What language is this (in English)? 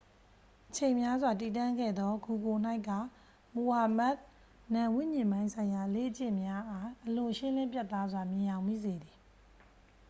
Burmese